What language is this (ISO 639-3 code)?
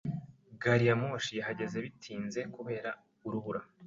kin